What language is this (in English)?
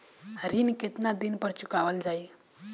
Bhojpuri